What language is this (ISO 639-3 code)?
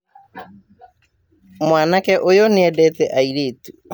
kik